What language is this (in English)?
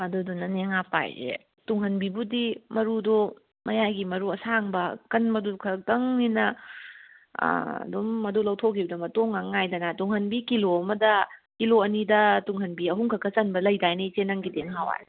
Manipuri